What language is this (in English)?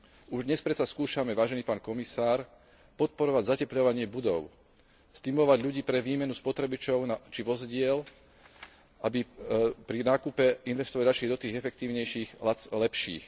Slovak